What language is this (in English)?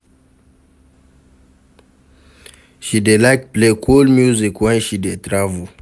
Nigerian Pidgin